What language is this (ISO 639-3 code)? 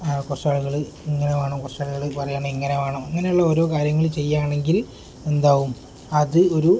mal